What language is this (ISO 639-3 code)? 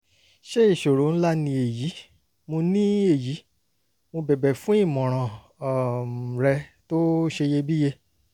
yor